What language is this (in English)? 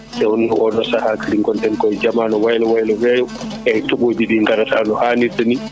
Fula